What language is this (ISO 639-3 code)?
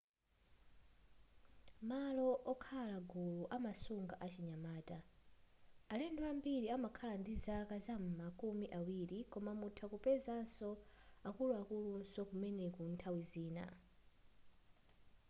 nya